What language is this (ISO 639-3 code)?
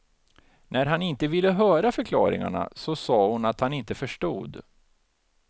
swe